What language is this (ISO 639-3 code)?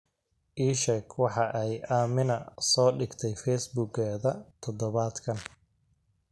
som